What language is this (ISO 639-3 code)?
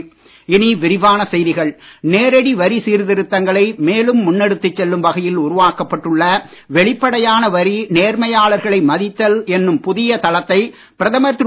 tam